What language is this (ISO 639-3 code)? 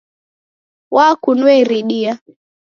dav